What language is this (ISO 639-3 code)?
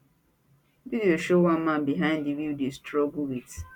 pcm